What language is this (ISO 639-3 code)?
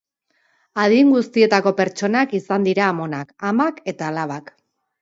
eus